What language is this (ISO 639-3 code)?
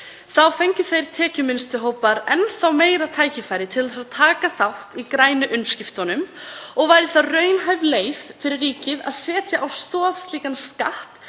isl